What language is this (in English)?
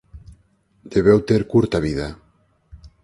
Galician